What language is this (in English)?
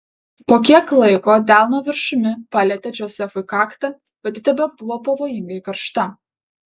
Lithuanian